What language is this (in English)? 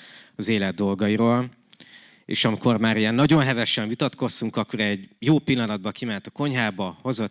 Hungarian